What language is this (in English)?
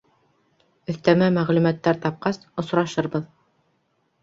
Bashkir